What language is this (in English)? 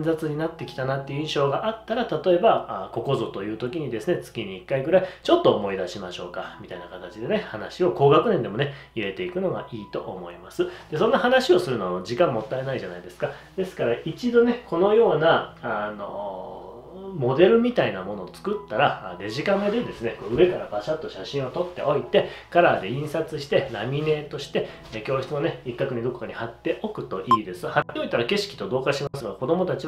Japanese